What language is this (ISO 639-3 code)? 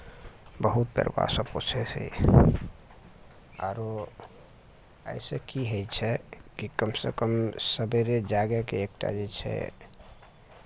mai